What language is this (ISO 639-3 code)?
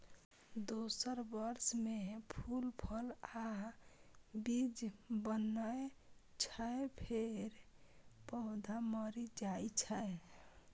mai